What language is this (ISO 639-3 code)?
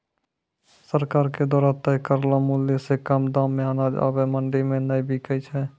mai